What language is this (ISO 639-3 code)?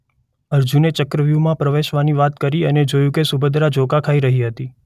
guj